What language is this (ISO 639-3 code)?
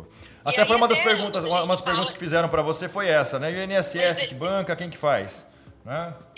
por